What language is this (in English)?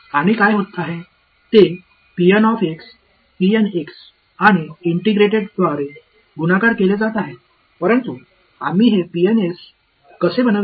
Marathi